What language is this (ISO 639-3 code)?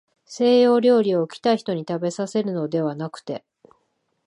jpn